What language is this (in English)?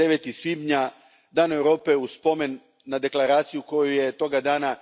Croatian